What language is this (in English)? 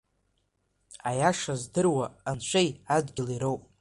Abkhazian